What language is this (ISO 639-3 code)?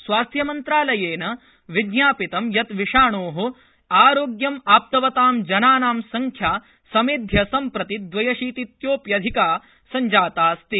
san